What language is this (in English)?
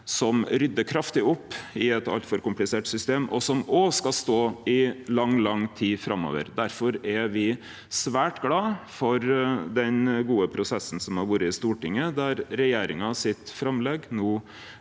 Norwegian